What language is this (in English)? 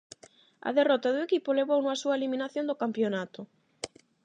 Galician